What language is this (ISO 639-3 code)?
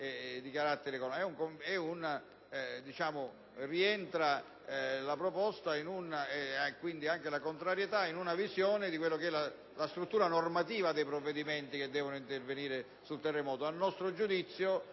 ita